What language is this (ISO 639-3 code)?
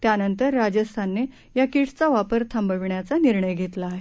mar